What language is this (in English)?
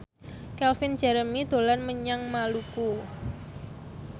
Javanese